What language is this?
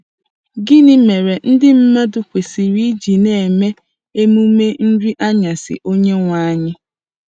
Igbo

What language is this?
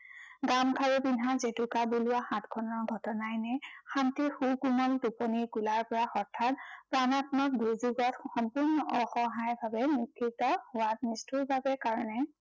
Assamese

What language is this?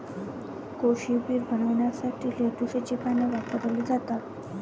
Marathi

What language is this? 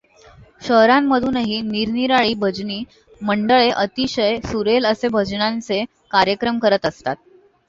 Marathi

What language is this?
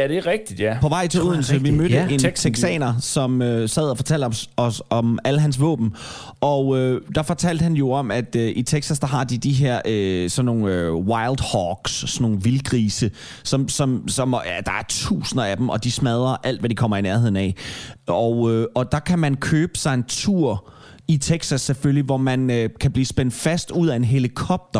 Danish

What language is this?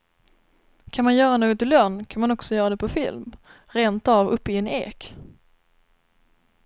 Swedish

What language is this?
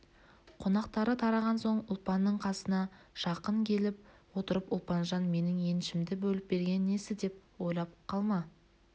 Kazakh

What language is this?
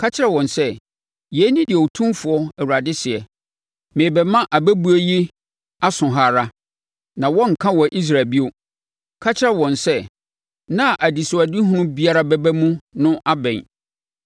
Akan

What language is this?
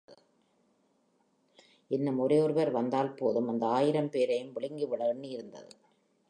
Tamil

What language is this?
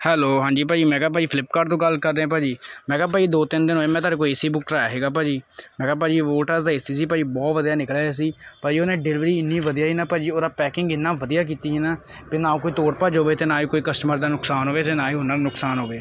Punjabi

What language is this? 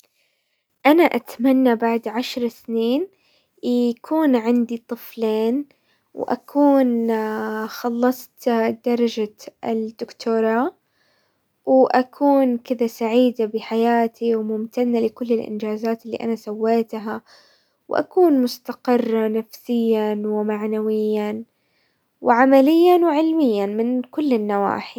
Hijazi Arabic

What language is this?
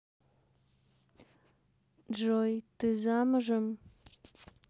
Russian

